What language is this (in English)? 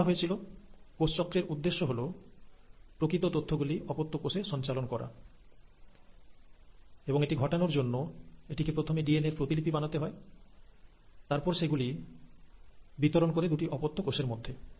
Bangla